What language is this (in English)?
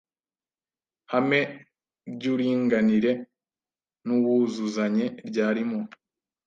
Kinyarwanda